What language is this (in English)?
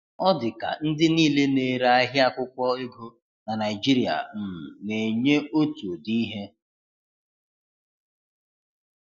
Igbo